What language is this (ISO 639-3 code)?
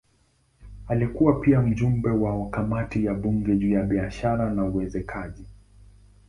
swa